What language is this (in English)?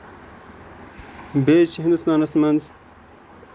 Kashmiri